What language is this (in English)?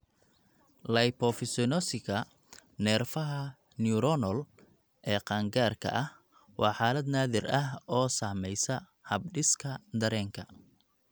Somali